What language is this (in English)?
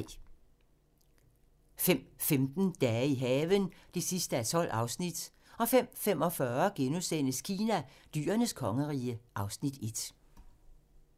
Danish